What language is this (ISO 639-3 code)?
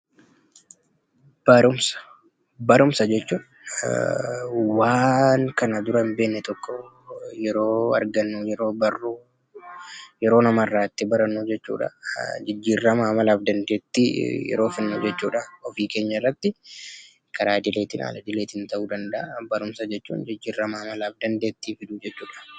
orm